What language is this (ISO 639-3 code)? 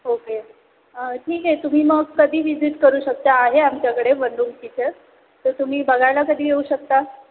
mar